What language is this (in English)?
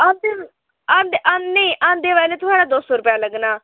Dogri